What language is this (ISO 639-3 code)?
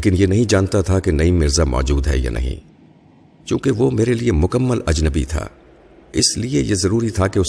urd